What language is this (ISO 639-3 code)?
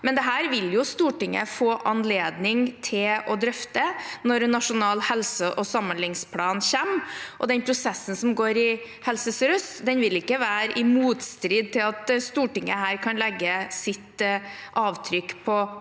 nor